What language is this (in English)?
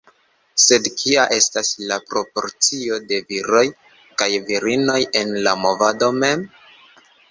Esperanto